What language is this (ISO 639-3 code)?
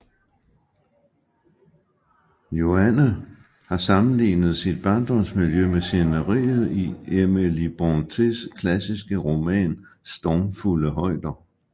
dan